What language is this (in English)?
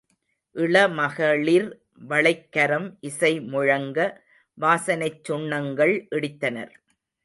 Tamil